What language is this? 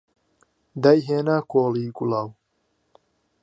Central Kurdish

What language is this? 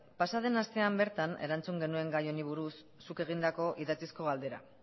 Basque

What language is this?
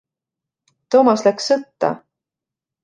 Estonian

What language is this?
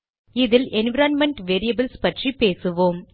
Tamil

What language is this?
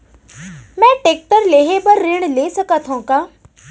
Chhattisgarhi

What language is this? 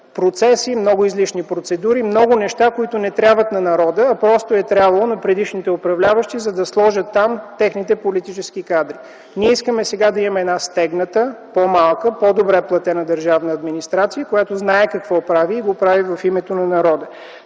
Bulgarian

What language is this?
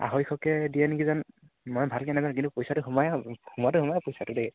Assamese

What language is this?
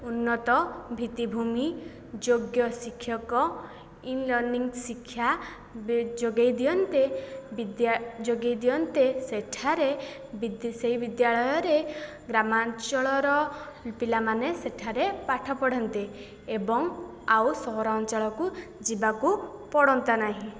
Odia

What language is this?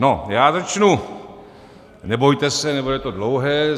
Czech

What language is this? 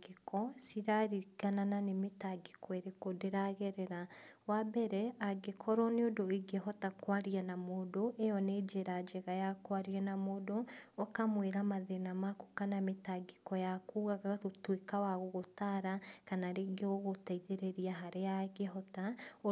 Kikuyu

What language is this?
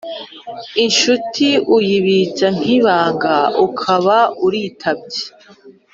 Kinyarwanda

